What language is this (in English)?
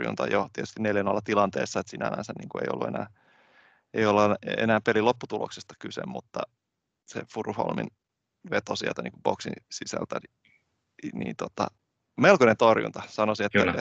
Finnish